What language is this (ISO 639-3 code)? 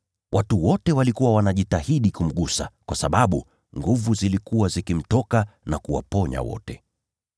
swa